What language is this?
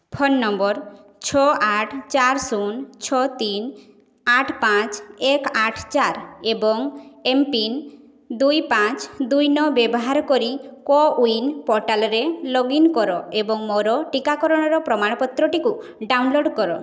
Odia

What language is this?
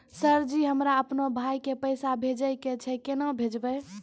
Maithili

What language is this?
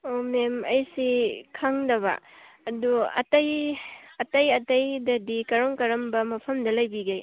Manipuri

